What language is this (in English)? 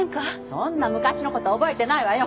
Japanese